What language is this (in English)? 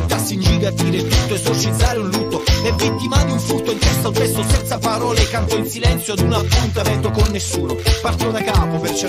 Italian